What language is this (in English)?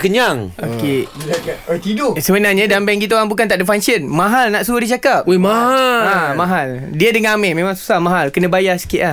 Malay